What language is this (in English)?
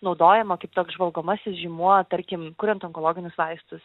Lithuanian